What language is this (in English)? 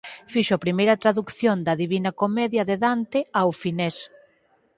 Galician